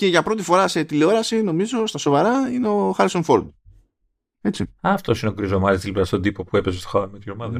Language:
Greek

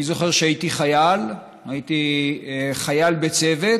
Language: Hebrew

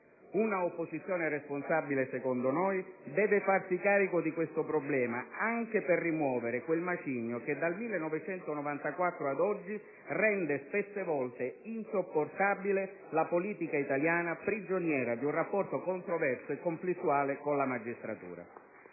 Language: Italian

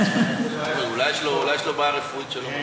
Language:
Hebrew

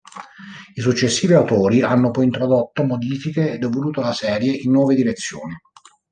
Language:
Italian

